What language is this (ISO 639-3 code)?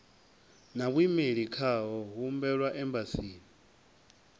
ven